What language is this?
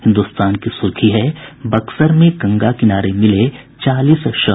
Hindi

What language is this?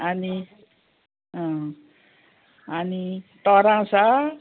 Konkani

